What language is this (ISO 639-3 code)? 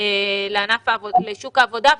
heb